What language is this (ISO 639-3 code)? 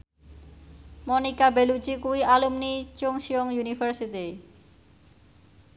jav